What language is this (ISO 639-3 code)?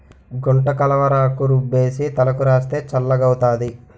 tel